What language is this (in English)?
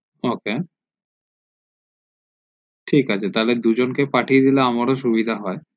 Bangla